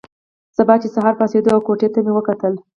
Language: Pashto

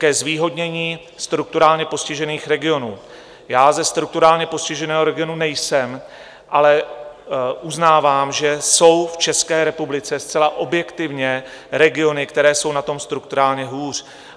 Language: Czech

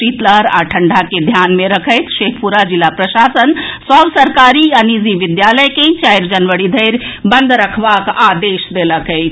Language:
Maithili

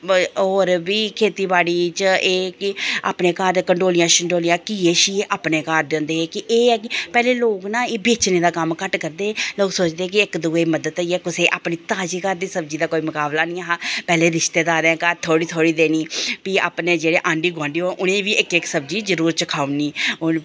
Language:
Dogri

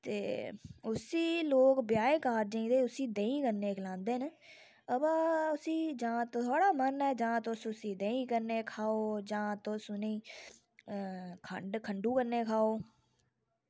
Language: Dogri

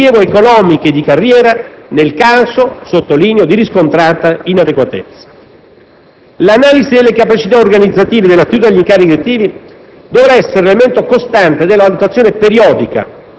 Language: Italian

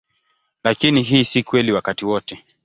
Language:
Swahili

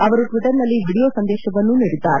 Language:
Kannada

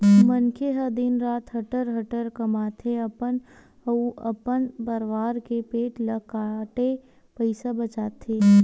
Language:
Chhattisgarhi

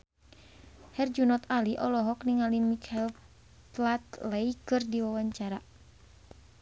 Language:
Sundanese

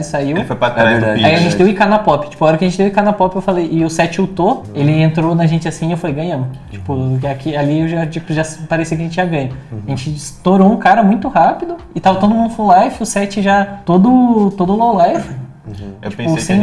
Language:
Portuguese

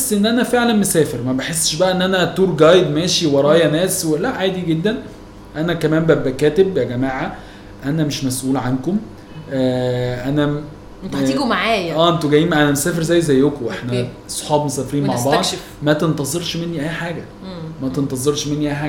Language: Arabic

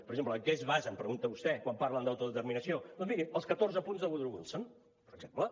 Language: Catalan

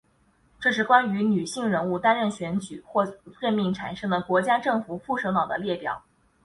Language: Chinese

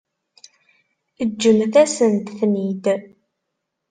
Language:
Kabyle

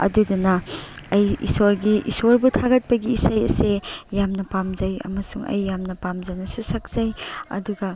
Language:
Manipuri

